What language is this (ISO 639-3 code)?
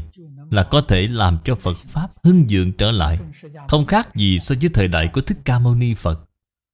vie